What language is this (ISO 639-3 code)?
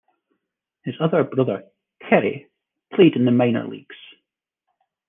eng